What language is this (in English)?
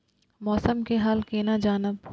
Maithili